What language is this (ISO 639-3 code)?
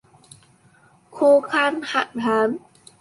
vie